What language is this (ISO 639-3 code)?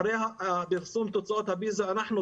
heb